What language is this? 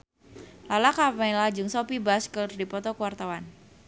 Sundanese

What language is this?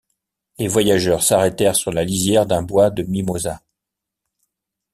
French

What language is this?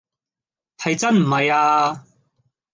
Cantonese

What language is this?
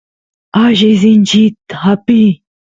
Santiago del Estero Quichua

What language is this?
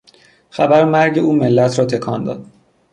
Persian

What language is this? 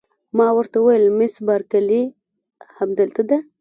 Pashto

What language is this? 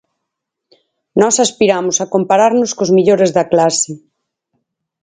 Galician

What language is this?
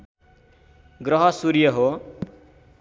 Nepali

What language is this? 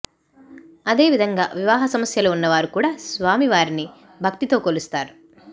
Telugu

